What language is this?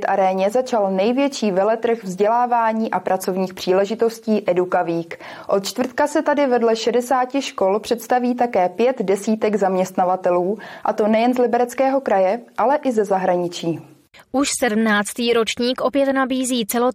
Czech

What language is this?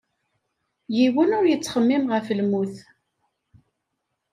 Kabyle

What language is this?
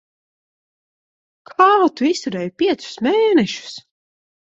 Latvian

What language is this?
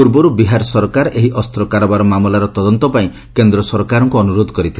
Odia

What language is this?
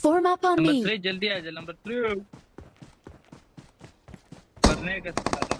English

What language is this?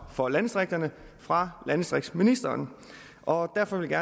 Danish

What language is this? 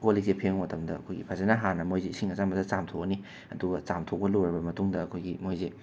Manipuri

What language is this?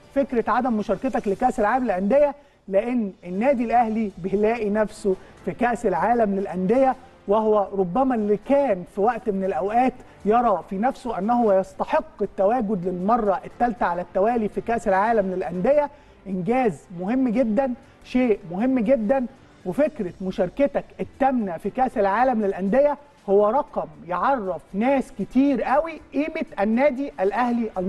Arabic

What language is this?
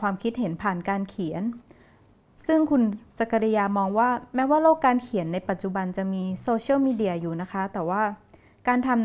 Thai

